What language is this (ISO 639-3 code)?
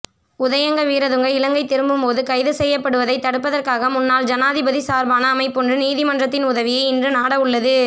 tam